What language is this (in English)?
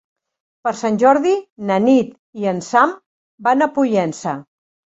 Catalan